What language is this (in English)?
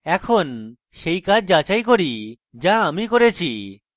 Bangla